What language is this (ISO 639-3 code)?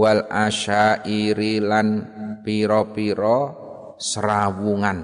ind